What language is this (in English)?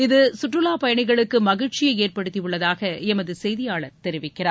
Tamil